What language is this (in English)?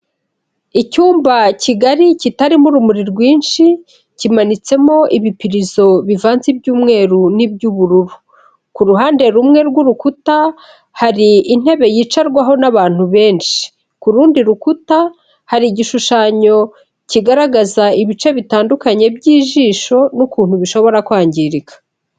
Kinyarwanda